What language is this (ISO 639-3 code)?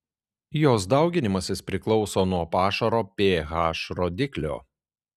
lit